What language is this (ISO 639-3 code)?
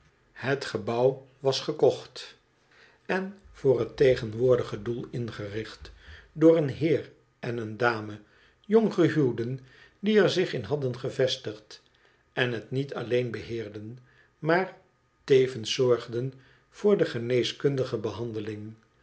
nld